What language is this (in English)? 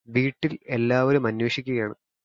Malayalam